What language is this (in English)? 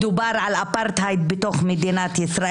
Hebrew